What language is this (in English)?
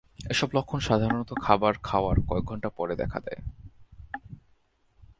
Bangla